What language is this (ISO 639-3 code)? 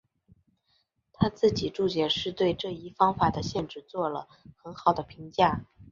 zho